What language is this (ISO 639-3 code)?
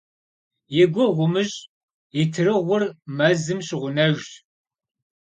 kbd